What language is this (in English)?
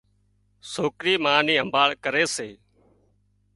Wadiyara Koli